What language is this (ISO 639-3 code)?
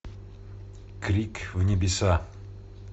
rus